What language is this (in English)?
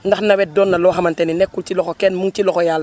Wolof